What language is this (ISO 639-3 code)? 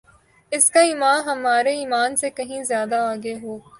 urd